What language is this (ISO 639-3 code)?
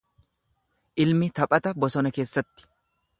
orm